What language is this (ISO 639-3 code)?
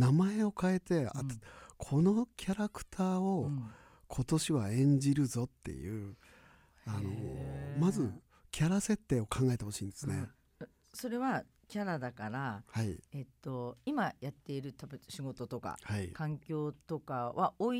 jpn